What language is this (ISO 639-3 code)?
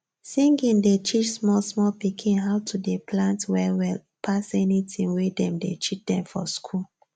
pcm